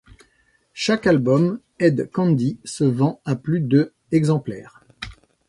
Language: French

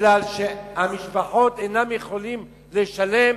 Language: Hebrew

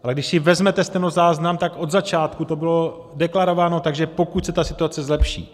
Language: Czech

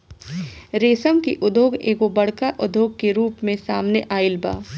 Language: Bhojpuri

